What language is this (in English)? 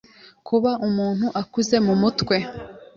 Kinyarwanda